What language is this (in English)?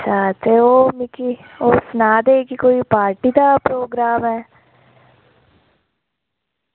Dogri